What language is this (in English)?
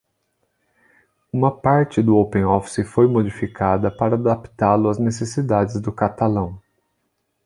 Portuguese